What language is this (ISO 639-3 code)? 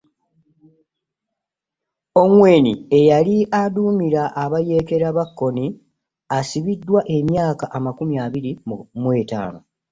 lug